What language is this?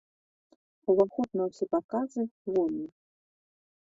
Belarusian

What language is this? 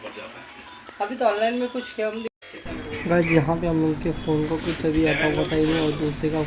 Hindi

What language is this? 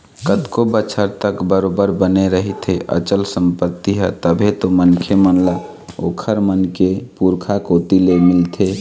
Chhattisgarhi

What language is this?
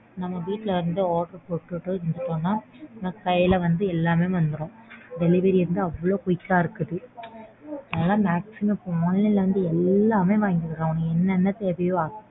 Tamil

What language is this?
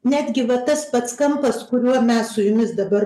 Lithuanian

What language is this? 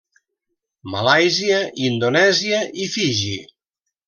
Catalan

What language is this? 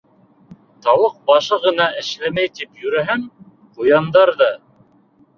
Bashkir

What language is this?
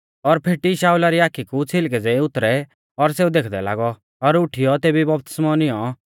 Mahasu Pahari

